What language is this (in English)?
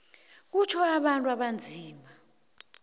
South Ndebele